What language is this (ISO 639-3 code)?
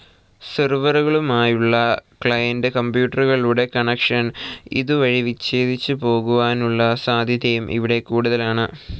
mal